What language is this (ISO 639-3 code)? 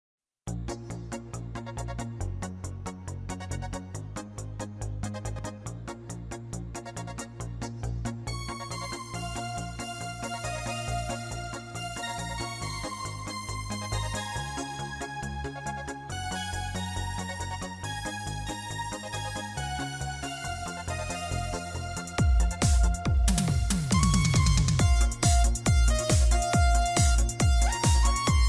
vie